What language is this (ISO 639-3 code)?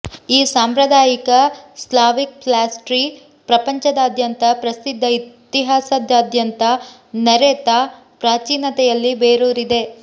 kan